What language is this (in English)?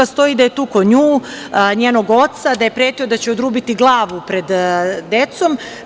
Serbian